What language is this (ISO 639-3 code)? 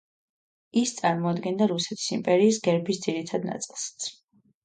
kat